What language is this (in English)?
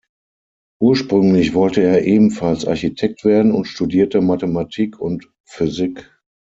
German